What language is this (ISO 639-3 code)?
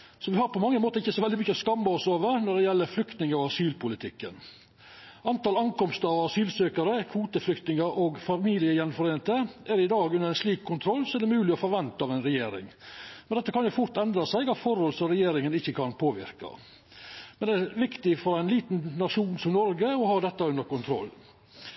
nno